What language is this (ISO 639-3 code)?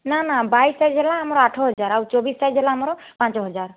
ori